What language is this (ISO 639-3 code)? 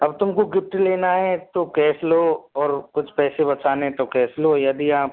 hin